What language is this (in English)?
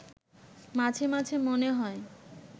Bangla